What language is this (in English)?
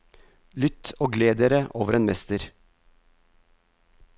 Norwegian